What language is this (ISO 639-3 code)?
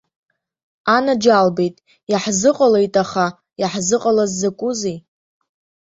abk